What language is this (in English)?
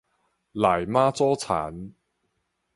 Min Nan Chinese